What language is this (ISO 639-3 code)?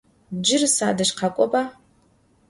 ady